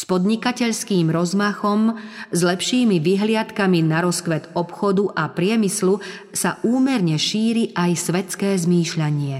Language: Slovak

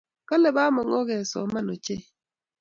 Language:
Kalenjin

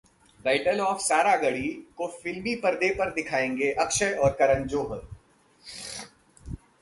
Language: Hindi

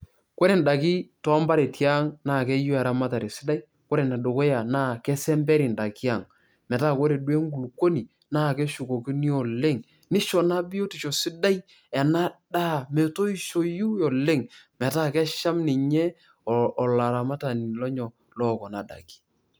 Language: Masai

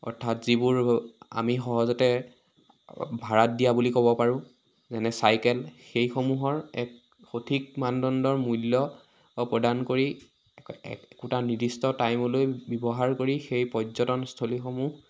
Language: Assamese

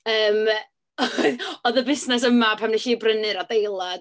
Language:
Welsh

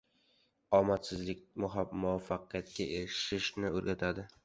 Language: Uzbek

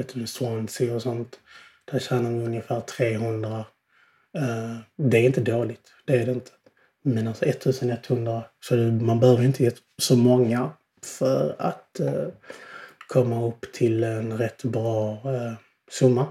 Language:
Swedish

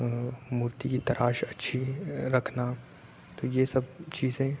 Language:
Urdu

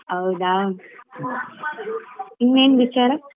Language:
Kannada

